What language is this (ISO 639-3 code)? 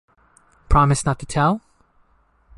eng